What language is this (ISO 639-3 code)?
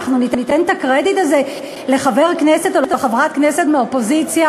heb